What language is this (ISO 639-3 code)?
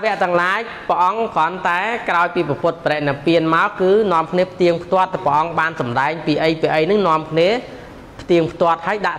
tha